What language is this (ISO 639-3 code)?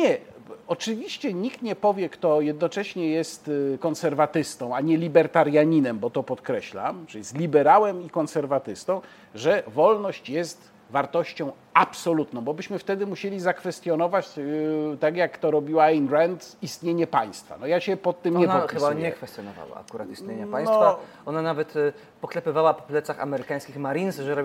pol